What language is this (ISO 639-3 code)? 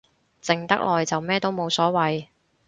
yue